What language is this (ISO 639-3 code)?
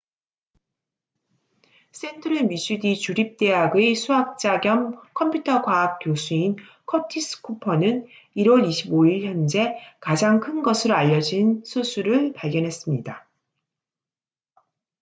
kor